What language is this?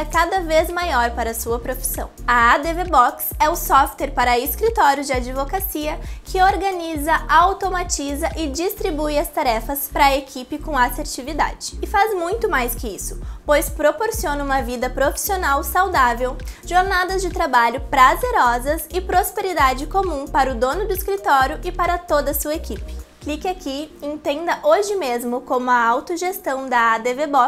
Portuguese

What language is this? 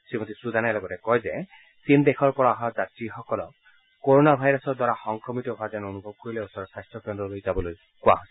Assamese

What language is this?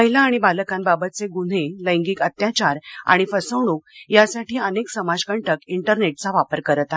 Marathi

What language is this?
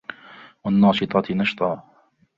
Arabic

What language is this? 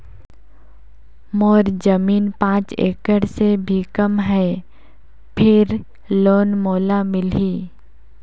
Chhattisgarhi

